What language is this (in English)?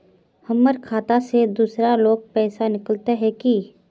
Magahi